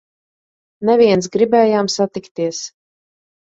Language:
Latvian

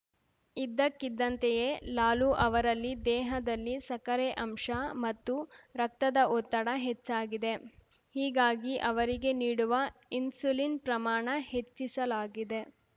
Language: Kannada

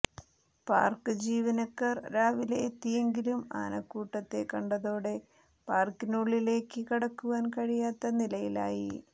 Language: Malayalam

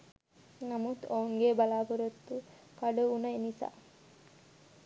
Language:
Sinhala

